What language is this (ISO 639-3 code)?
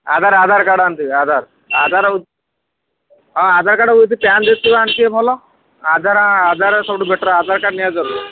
ori